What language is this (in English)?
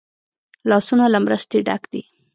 Pashto